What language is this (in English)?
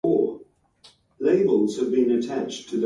Japanese